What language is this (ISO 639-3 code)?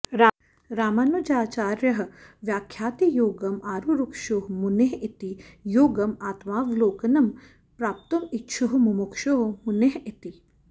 san